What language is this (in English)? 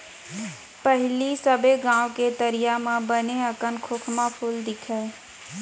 Chhattisgarhi